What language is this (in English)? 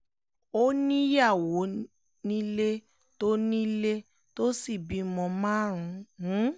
Yoruba